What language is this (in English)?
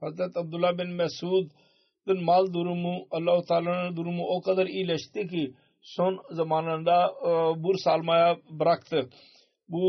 Turkish